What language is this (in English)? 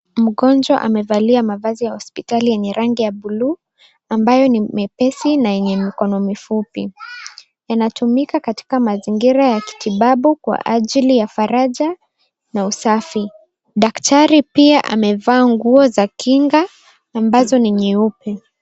Swahili